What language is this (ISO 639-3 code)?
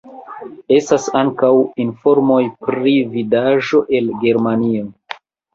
epo